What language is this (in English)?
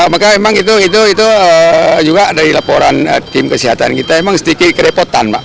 Indonesian